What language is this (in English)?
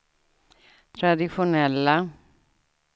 Swedish